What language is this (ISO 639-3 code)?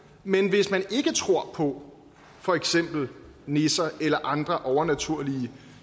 dan